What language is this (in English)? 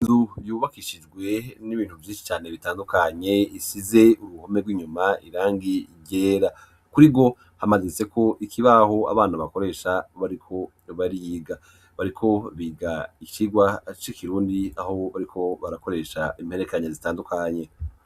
Rundi